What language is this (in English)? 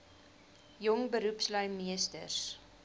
Afrikaans